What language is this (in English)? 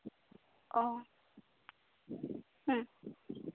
Santali